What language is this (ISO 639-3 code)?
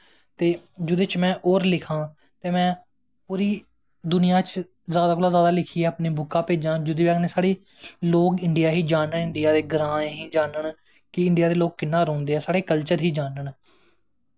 doi